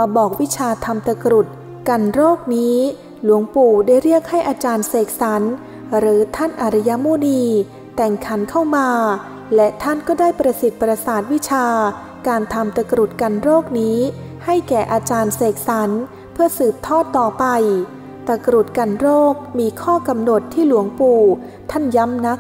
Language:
Thai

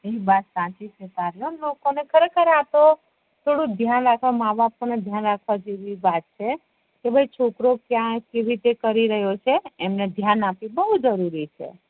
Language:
Gujarati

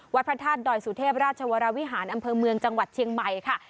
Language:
Thai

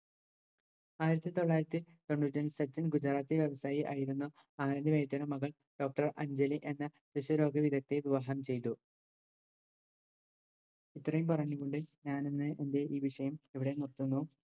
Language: Malayalam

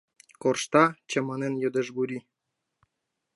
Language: Mari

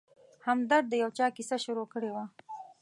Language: Pashto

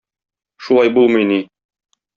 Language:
Tatar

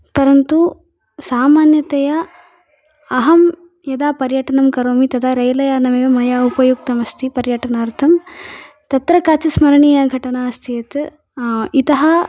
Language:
Sanskrit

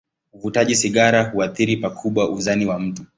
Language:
Swahili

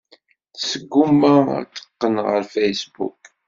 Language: Kabyle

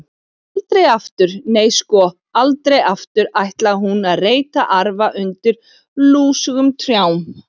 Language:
Icelandic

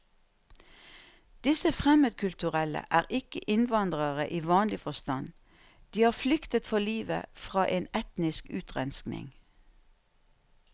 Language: Norwegian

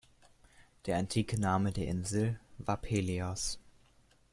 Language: German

